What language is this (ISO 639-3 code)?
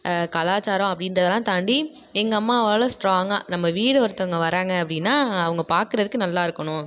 tam